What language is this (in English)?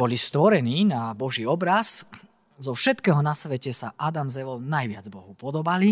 Slovak